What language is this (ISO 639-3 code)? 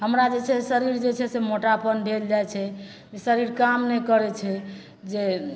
mai